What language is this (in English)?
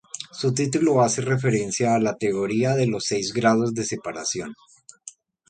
Spanish